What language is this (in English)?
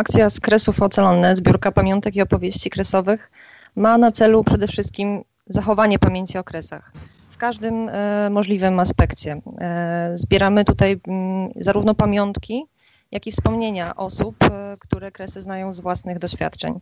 Polish